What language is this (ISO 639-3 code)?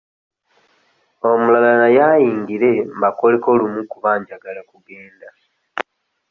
lug